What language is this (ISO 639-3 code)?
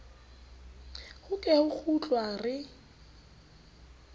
sot